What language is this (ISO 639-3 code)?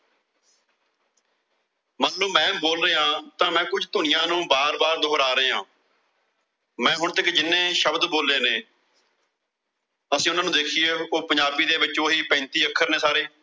pan